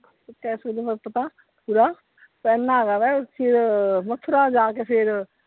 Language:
Punjabi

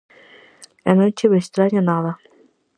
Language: Galician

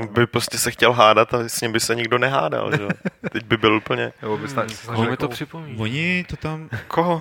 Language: Czech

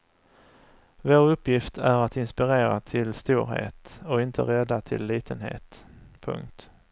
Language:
Swedish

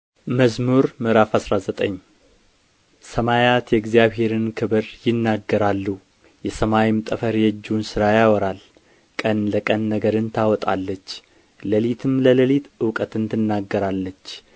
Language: Amharic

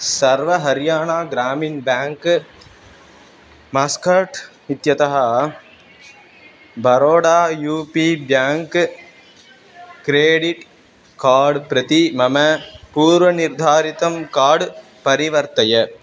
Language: Sanskrit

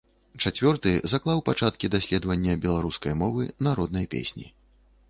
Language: Belarusian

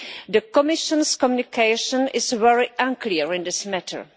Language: English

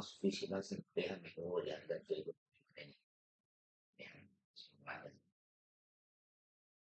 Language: Indonesian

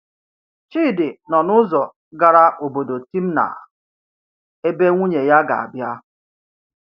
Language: Igbo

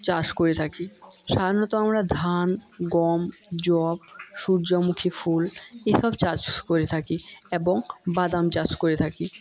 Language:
Bangla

